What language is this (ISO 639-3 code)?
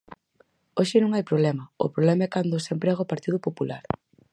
glg